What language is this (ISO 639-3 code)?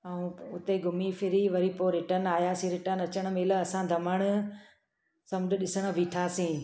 snd